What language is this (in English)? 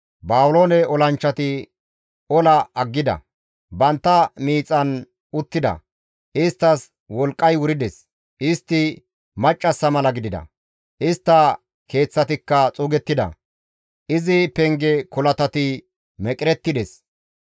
Gamo